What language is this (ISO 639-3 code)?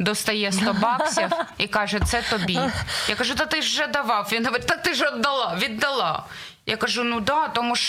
ukr